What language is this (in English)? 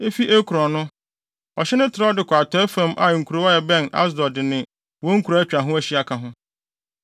Akan